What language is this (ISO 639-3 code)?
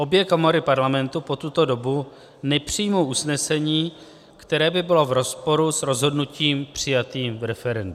ces